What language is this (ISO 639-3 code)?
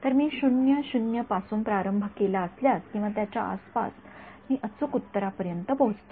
mar